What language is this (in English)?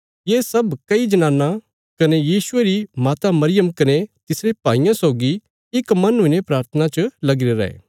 Bilaspuri